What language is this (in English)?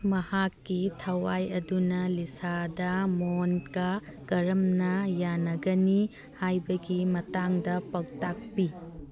Manipuri